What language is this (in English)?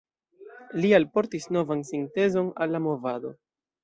Esperanto